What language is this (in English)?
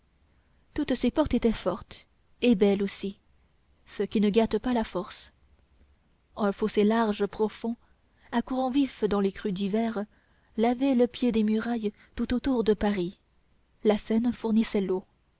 French